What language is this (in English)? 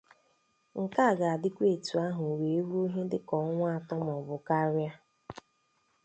Igbo